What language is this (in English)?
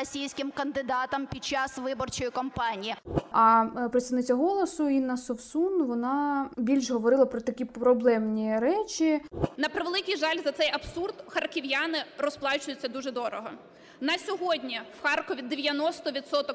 Ukrainian